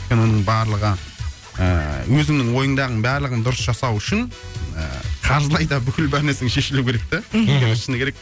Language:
Kazakh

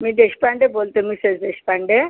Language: Marathi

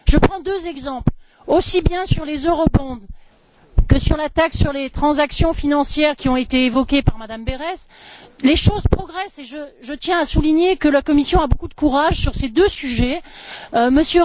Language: French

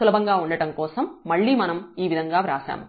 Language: Telugu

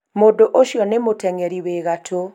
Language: Kikuyu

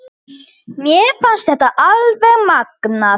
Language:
Icelandic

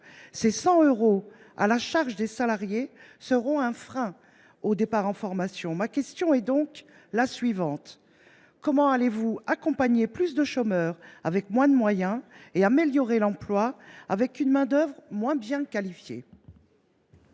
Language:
French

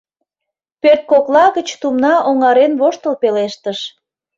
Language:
Mari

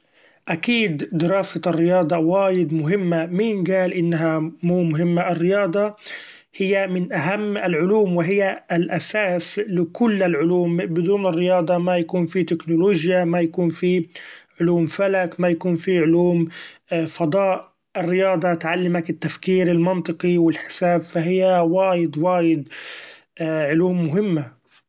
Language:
Gulf Arabic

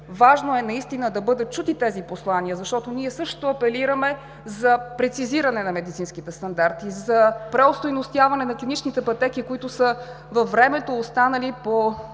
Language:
Bulgarian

